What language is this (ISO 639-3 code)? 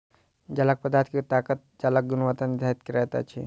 mai